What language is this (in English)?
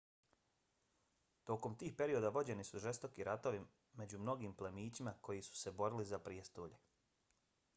Bosnian